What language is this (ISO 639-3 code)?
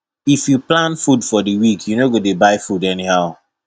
pcm